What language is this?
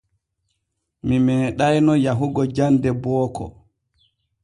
Borgu Fulfulde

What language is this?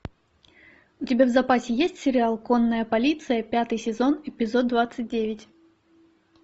Russian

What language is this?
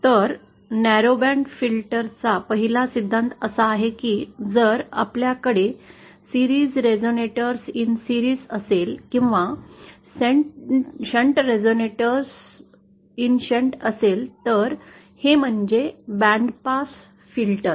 Marathi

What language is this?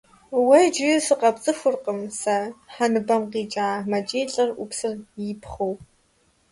Kabardian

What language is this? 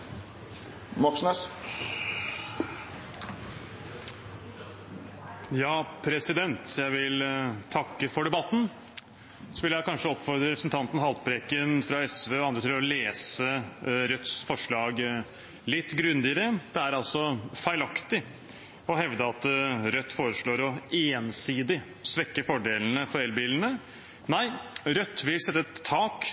Norwegian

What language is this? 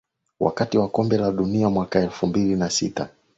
Swahili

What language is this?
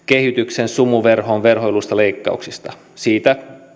Finnish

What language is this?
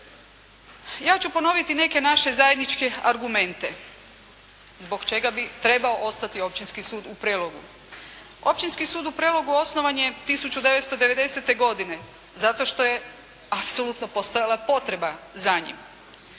Croatian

